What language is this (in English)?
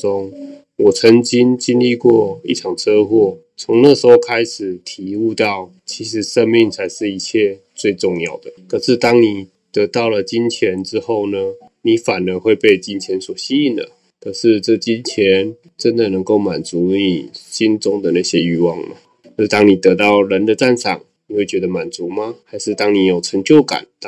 Chinese